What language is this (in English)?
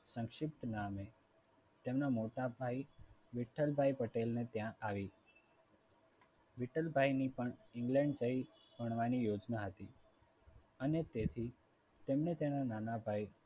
Gujarati